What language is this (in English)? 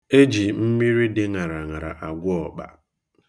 Igbo